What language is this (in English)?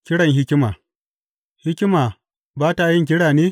Hausa